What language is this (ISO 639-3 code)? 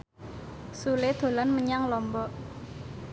jav